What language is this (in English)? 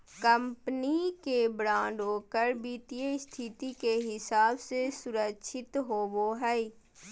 Magahi